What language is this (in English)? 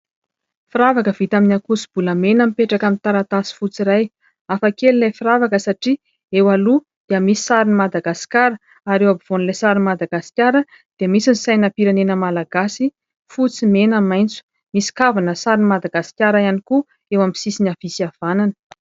Malagasy